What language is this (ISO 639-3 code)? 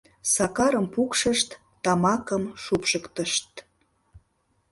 chm